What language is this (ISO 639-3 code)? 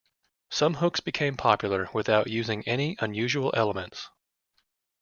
eng